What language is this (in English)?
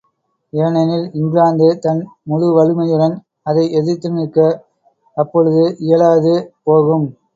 Tamil